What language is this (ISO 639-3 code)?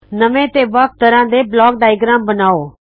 pan